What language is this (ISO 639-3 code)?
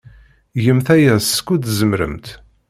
kab